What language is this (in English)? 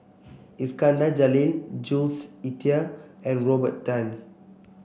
English